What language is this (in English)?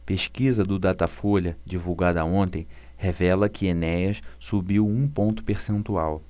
Portuguese